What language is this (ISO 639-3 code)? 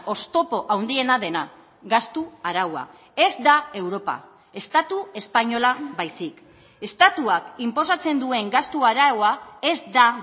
eus